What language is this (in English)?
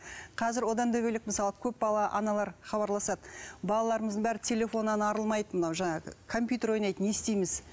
Kazakh